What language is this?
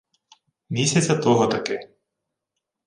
Ukrainian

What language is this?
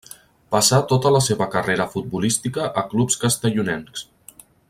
Catalan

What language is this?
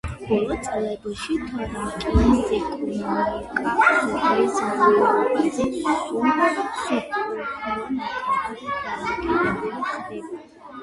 Georgian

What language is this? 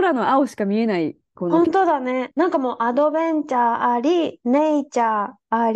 Japanese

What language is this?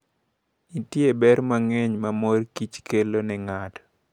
Luo (Kenya and Tanzania)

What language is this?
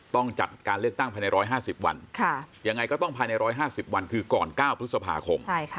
Thai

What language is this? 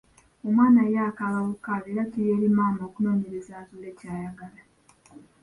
Ganda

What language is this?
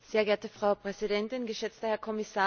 German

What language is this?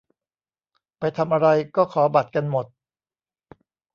Thai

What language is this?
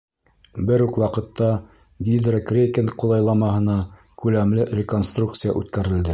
Bashkir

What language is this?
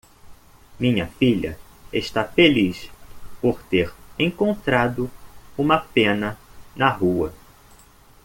Portuguese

